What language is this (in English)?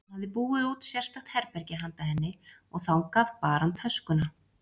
Icelandic